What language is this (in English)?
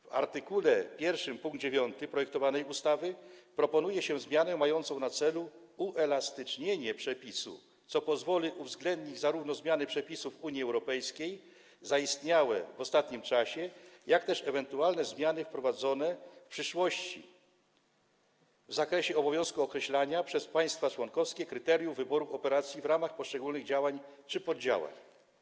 Polish